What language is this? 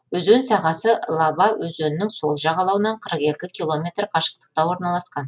Kazakh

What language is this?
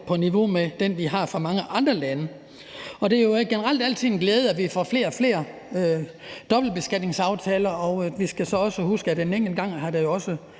Danish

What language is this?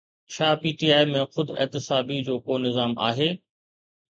Sindhi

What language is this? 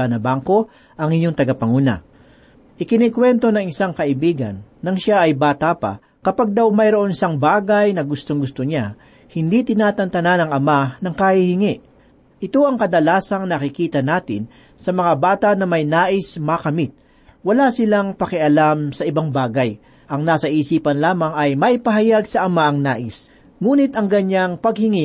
Filipino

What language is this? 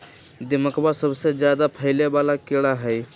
Magahi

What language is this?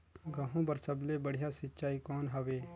Chhattisgarhi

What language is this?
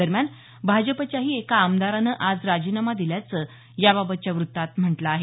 Marathi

